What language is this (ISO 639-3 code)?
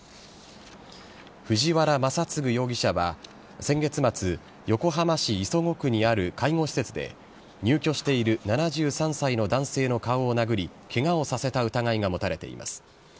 jpn